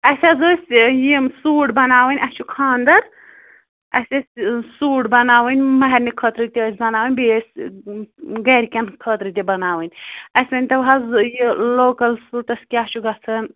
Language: Kashmiri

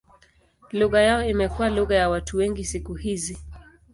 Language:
Swahili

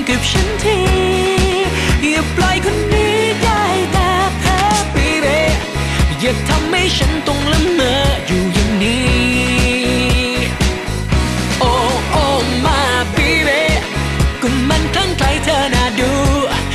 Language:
Thai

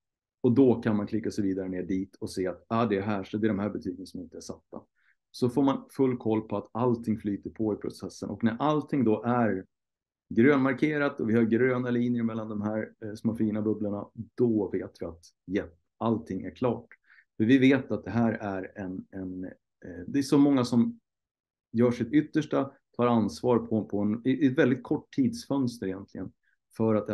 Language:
Swedish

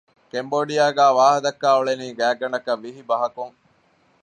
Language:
Divehi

